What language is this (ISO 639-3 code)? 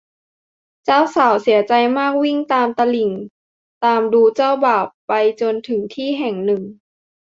tha